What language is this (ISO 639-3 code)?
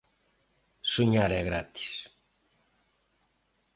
glg